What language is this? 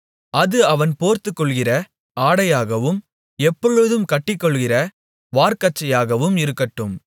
Tamil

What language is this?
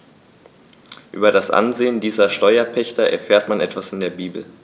German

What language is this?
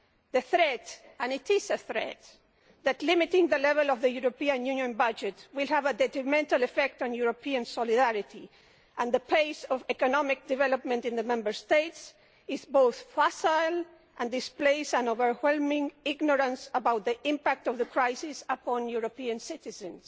English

